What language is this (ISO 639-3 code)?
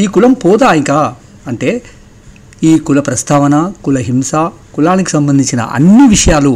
tel